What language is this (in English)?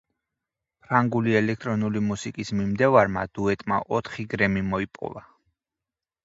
Georgian